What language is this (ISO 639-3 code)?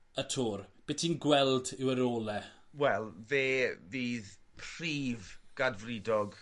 cym